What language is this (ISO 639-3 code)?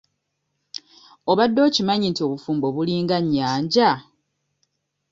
lug